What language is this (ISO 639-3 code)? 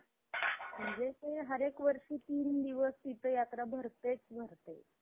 mar